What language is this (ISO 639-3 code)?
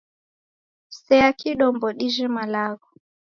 dav